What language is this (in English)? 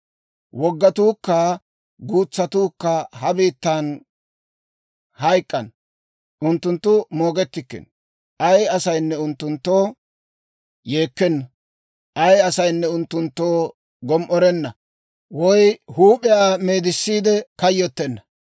Dawro